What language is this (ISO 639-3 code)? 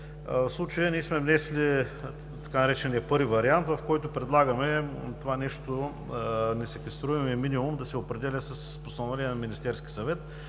bul